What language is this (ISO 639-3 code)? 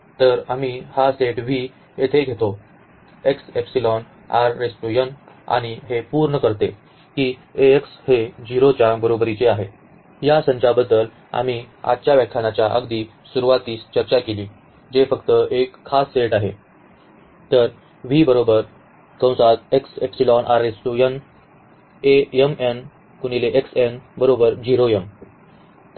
mar